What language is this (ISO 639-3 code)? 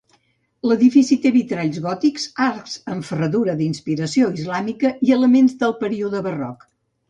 cat